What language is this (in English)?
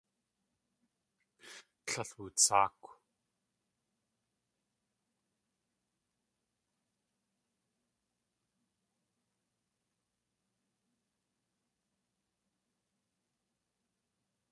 Tlingit